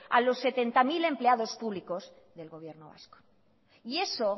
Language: Spanish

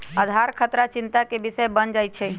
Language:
Magahi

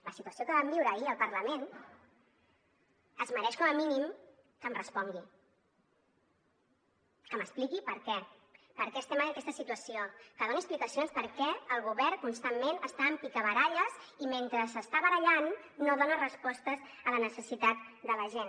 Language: Catalan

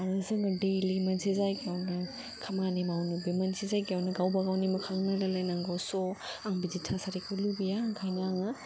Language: Bodo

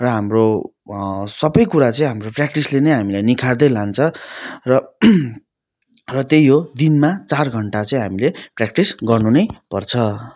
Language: Nepali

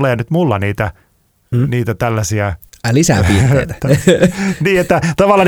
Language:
Finnish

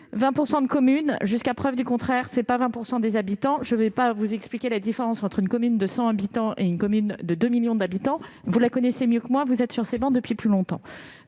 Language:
French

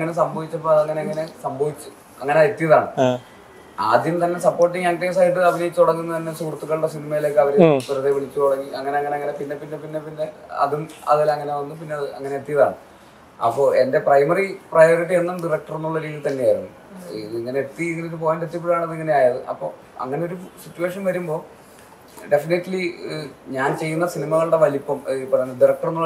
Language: Malayalam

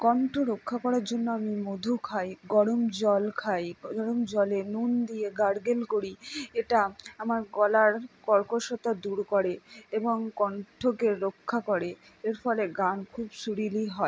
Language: Bangla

